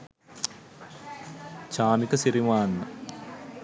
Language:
Sinhala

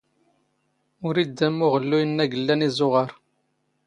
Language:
Standard Moroccan Tamazight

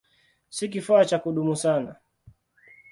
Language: Swahili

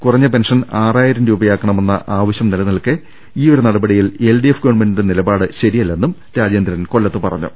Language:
Malayalam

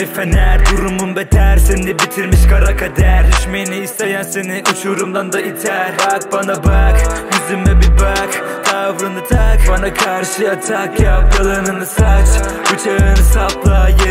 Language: Turkish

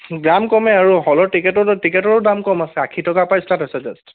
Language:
Assamese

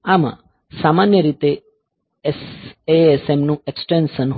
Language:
Gujarati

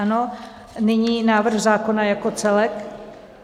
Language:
Czech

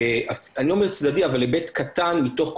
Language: Hebrew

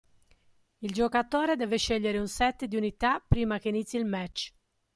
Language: Italian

